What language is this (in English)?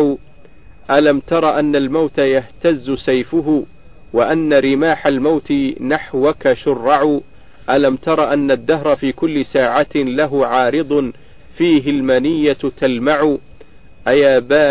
Arabic